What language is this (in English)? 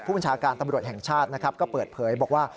Thai